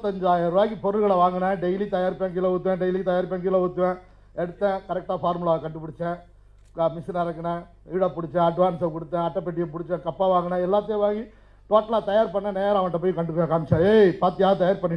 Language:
Tamil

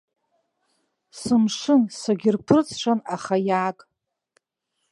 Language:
Abkhazian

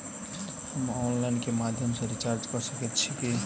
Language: Maithili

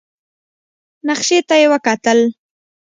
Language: Pashto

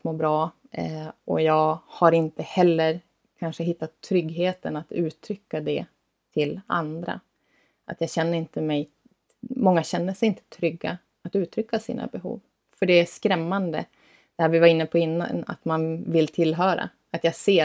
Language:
Swedish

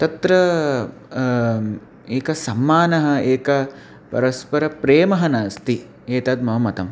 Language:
Sanskrit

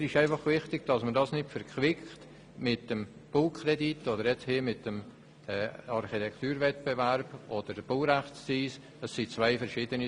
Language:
Swiss German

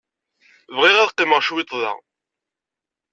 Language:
Kabyle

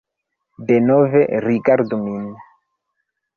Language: Esperanto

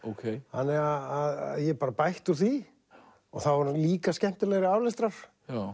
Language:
Icelandic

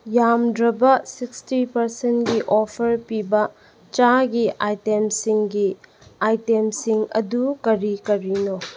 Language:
Manipuri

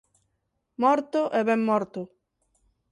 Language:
Galician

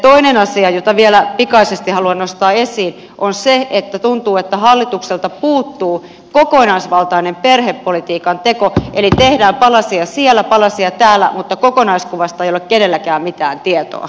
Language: Finnish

